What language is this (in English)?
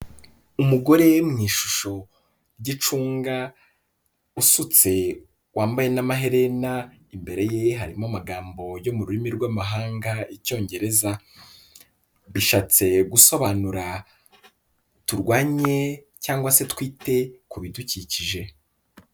Kinyarwanda